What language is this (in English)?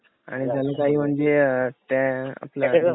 Marathi